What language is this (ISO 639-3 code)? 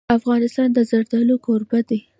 pus